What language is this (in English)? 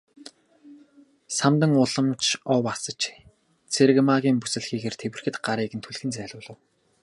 Mongolian